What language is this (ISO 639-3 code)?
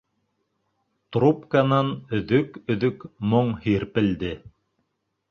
bak